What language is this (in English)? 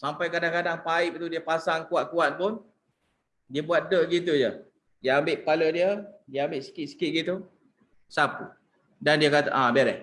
Malay